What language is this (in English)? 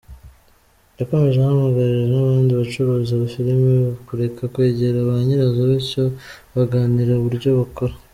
Kinyarwanda